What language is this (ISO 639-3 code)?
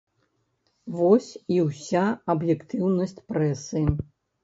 bel